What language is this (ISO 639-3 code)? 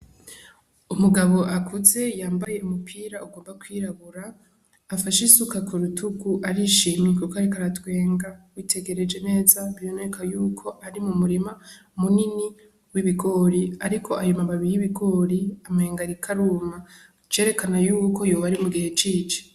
run